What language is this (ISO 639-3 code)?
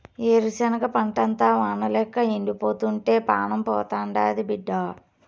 tel